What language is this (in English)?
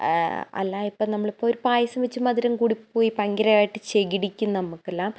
Malayalam